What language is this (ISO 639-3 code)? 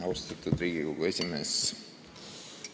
est